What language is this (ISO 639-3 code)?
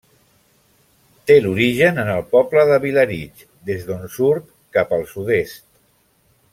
cat